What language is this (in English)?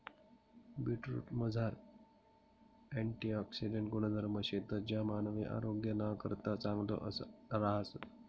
Marathi